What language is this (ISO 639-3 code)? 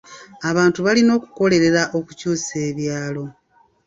lug